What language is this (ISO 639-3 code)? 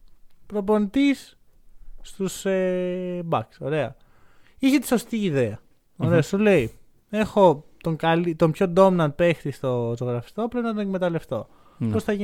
ell